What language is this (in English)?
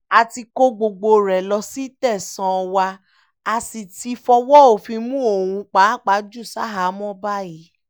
Yoruba